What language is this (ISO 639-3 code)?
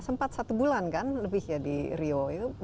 ind